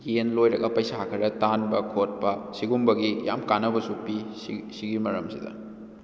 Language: Manipuri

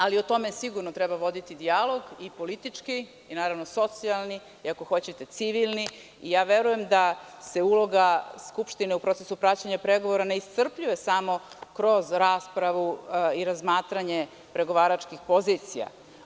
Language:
Serbian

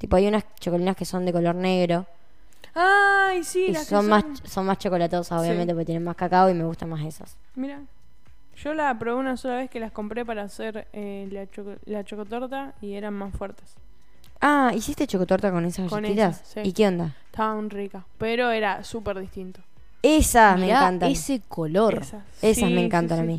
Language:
Spanish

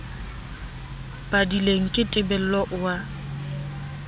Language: Southern Sotho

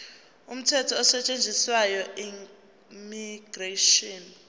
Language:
Zulu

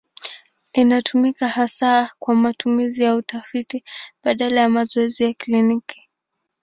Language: Swahili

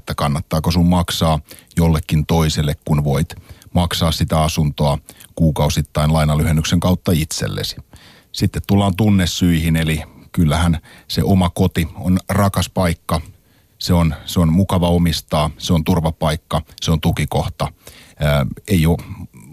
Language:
Finnish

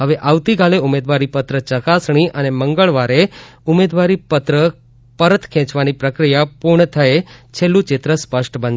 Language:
Gujarati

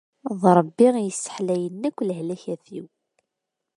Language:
Kabyle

